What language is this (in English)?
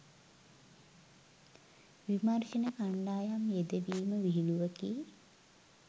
Sinhala